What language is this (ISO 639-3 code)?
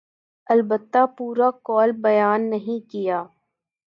urd